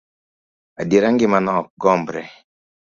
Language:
Luo (Kenya and Tanzania)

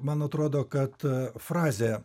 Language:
Lithuanian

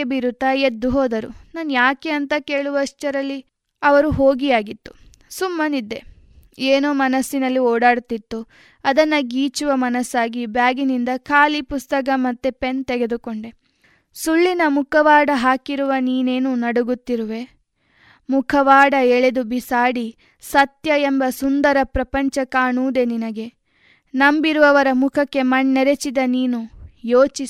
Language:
Kannada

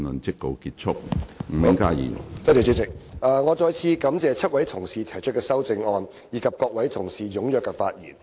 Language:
Cantonese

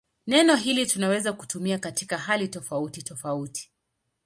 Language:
Swahili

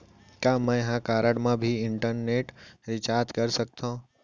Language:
Chhattisgarhi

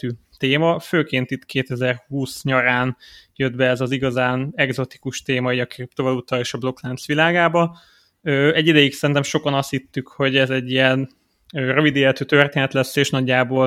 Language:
Hungarian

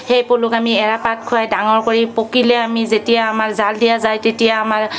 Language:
Assamese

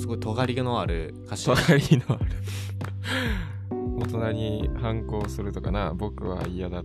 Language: Japanese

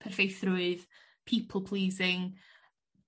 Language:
Welsh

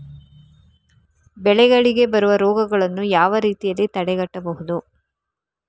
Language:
Kannada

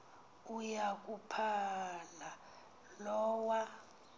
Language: Xhosa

